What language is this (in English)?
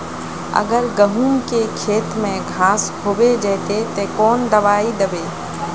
Magahi